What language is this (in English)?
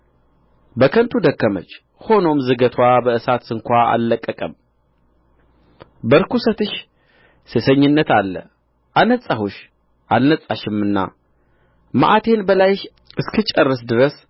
Amharic